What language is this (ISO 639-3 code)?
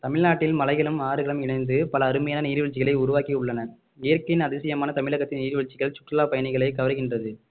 tam